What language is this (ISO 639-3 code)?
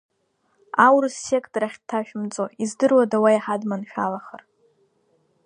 abk